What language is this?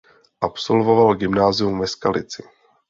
Czech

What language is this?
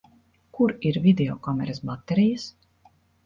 Latvian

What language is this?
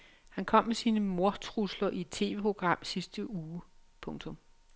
Danish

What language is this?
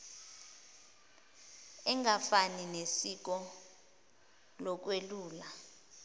Zulu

